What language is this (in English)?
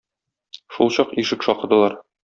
Tatar